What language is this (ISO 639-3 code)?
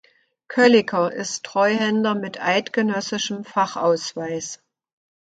deu